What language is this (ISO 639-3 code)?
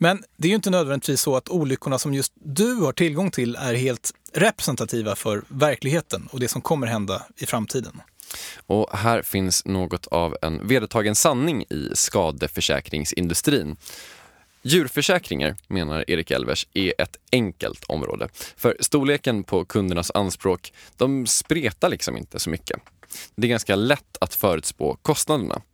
swe